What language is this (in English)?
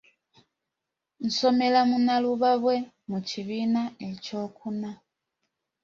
Ganda